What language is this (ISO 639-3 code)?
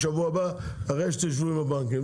heb